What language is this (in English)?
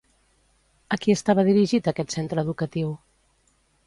Catalan